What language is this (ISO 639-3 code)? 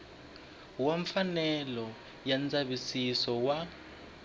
tso